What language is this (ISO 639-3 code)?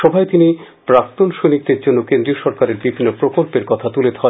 ben